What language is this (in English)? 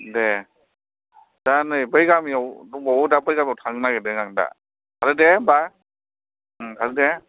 Bodo